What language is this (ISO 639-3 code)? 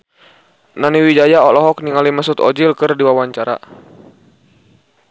sun